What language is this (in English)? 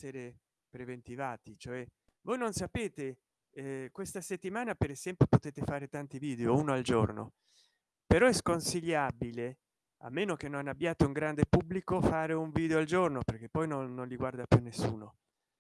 Italian